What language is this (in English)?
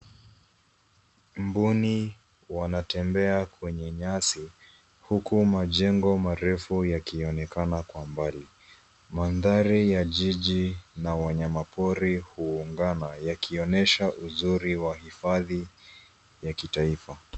Swahili